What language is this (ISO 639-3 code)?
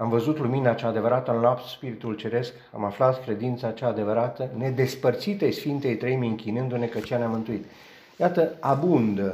ron